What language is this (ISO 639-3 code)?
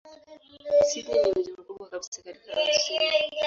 swa